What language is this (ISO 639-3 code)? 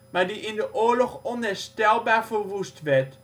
nld